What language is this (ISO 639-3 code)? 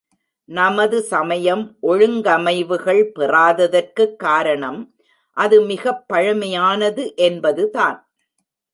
tam